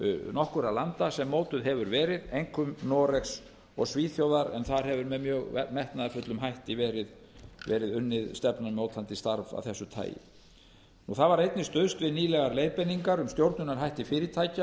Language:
Icelandic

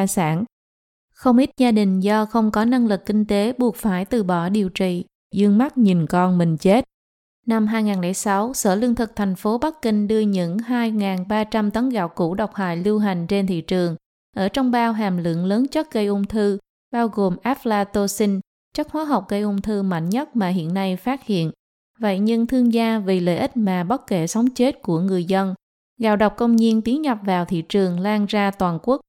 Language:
Vietnamese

